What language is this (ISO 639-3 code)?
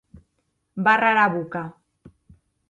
oci